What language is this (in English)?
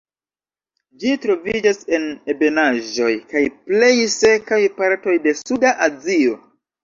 Esperanto